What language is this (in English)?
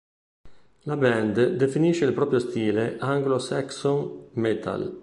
Italian